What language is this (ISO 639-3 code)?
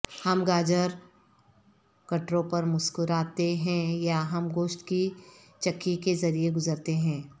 urd